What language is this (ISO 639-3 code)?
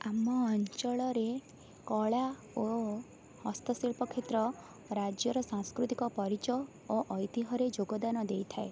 ori